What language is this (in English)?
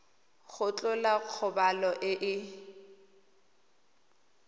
Tswana